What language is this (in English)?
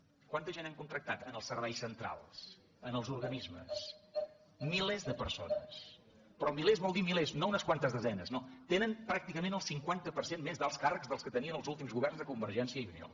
Catalan